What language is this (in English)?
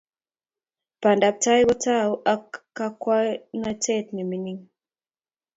Kalenjin